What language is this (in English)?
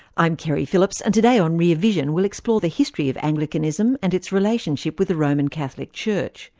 English